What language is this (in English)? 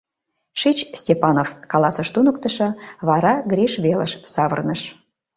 Mari